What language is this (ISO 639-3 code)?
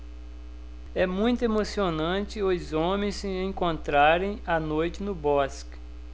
por